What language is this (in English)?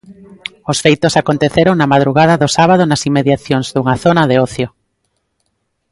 Galician